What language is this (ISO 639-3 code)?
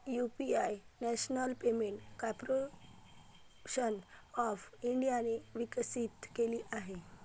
mar